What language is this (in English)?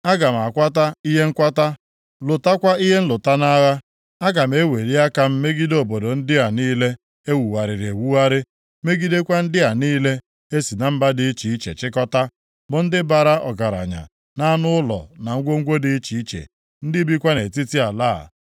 Igbo